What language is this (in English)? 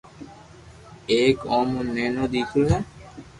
Loarki